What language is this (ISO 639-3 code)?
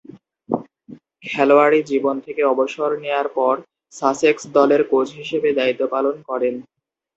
ben